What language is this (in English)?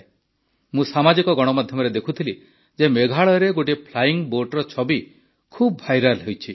Odia